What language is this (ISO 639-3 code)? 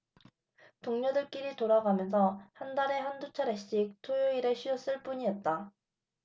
kor